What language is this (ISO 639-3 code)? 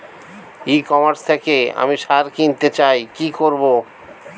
ben